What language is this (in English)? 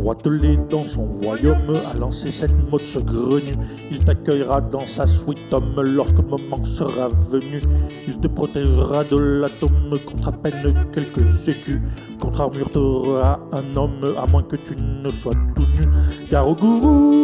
French